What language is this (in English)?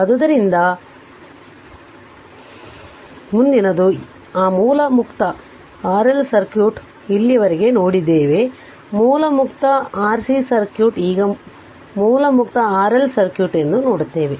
Kannada